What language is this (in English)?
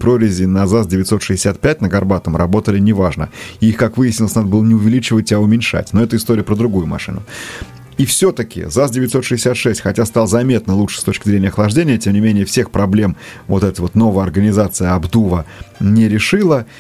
Russian